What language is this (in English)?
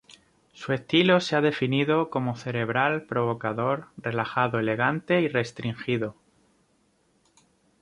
Spanish